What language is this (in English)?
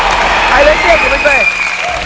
Vietnamese